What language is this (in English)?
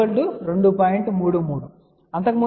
Telugu